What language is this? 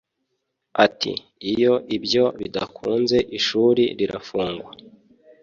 Kinyarwanda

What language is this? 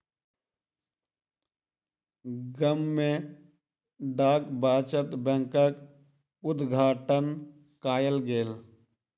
Maithili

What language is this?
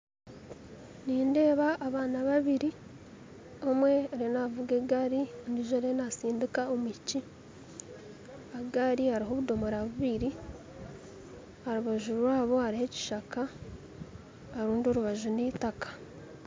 Nyankole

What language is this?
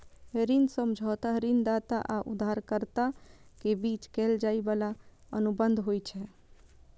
Maithili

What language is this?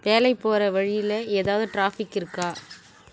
Tamil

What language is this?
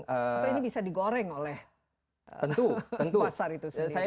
Indonesian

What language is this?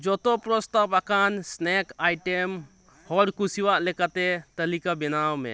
Santali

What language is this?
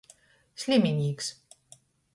Latgalian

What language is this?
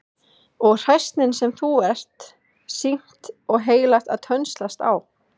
Icelandic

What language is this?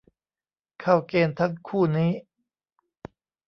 Thai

